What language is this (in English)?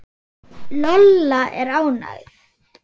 Icelandic